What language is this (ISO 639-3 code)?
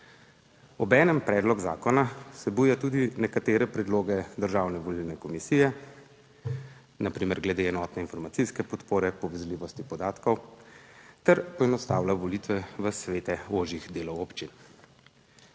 slv